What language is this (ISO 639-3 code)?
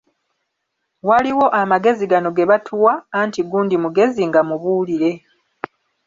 lug